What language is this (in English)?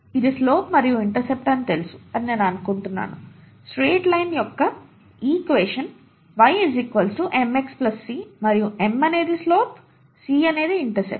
Telugu